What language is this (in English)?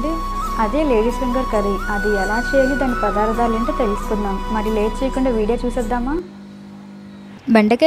Indonesian